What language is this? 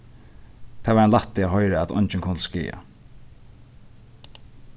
Faroese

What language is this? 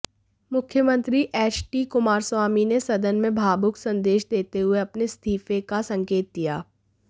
Hindi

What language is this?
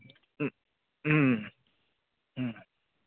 Manipuri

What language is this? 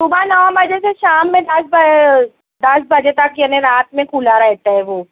Urdu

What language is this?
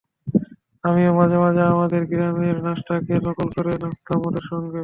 Bangla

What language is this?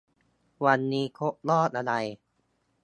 Thai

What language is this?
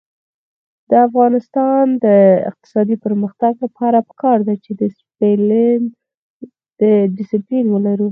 Pashto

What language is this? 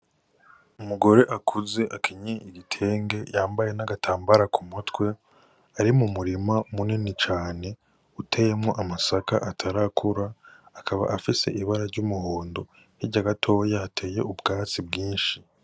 Rundi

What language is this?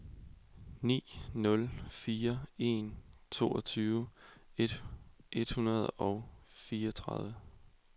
Danish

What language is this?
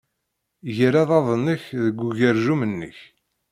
Kabyle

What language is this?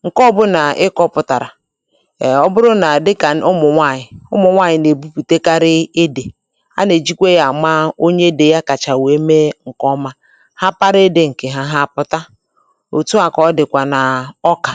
Igbo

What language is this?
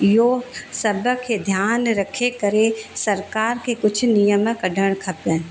Sindhi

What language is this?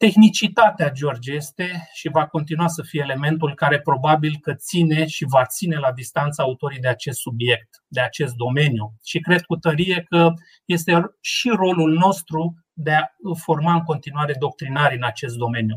Romanian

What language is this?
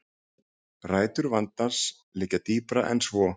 Icelandic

